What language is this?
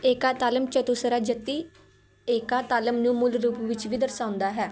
Punjabi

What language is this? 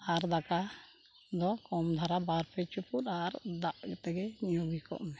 Santali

